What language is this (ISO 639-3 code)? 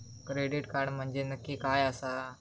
mar